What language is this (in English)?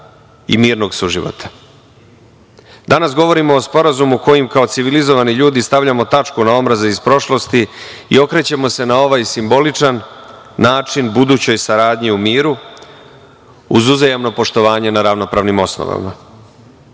Serbian